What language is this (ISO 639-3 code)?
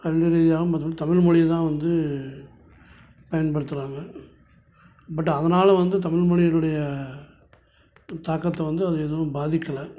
tam